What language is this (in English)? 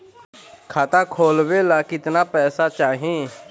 Bhojpuri